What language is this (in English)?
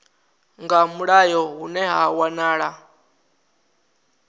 Venda